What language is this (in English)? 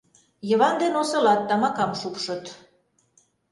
Mari